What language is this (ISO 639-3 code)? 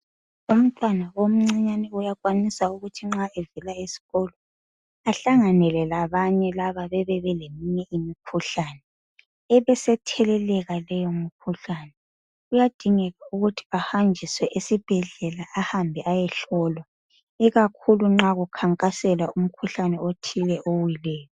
nde